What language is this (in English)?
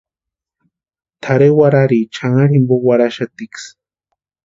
Western Highland Purepecha